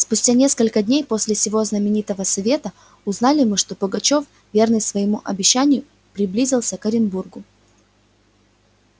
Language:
Russian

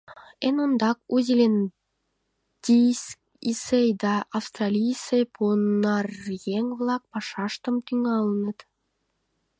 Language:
Mari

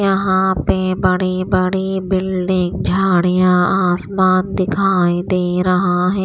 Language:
Hindi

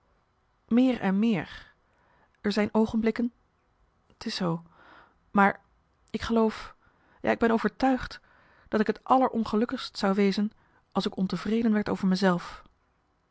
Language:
Dutch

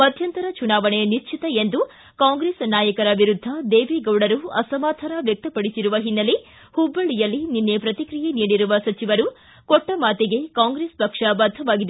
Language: Kannada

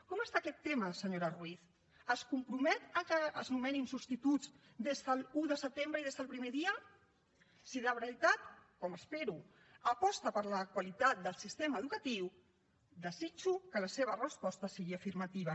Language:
Catalan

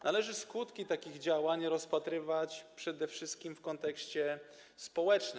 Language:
Polish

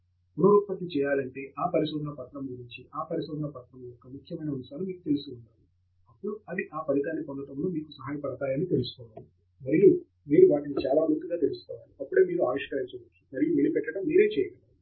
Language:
Telugu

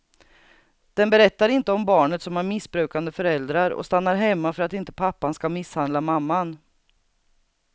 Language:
Swedish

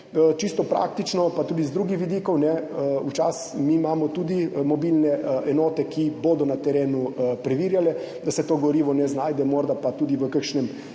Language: Slovenian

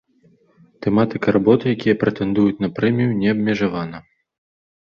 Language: Belarusian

